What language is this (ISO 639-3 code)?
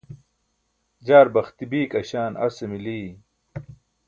bsk